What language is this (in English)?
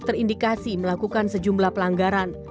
Indonesian